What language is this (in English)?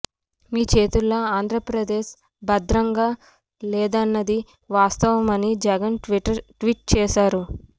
Telugu